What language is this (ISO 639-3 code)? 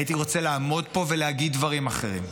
heb